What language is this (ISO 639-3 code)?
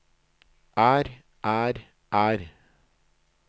nor